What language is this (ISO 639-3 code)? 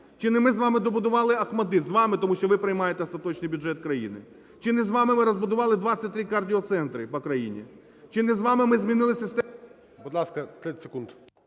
ukr